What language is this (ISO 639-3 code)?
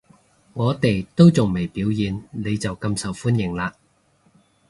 yue